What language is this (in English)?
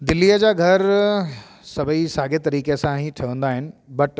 Sindhi